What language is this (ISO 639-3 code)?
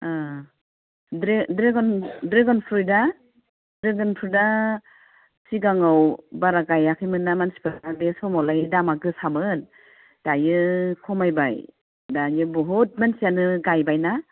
brx